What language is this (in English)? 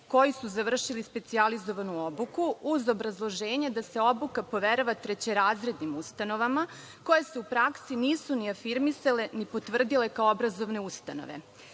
Serbian